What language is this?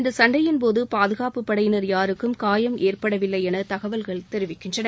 Tamil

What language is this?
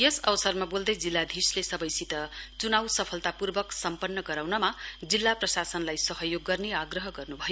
Nepali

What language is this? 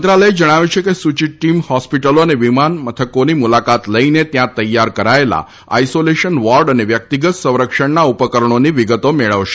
Gujarati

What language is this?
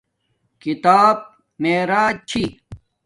Domaaki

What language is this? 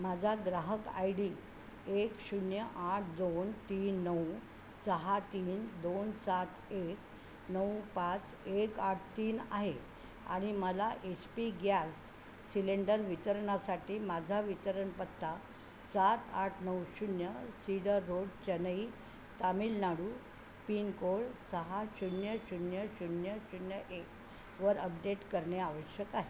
Marathi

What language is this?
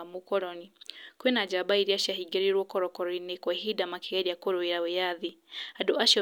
Kikuyu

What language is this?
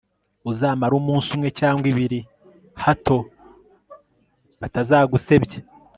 Kinyarwanda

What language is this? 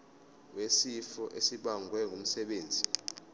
Zulu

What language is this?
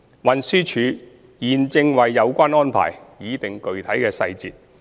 Cantonese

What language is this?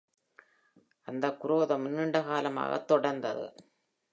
Tamil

